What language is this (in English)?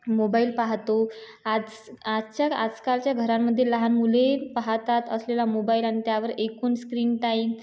Marathi